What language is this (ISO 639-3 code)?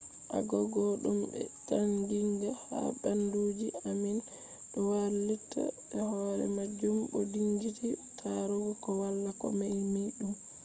ful